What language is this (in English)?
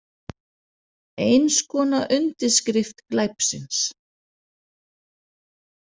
Icelandic